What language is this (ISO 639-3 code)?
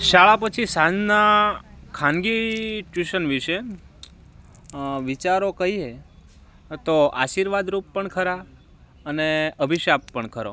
guj